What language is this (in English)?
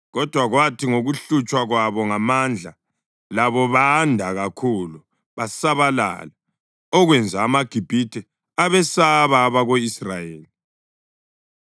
North Ndebele